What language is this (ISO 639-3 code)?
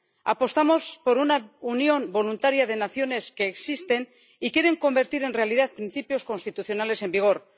spa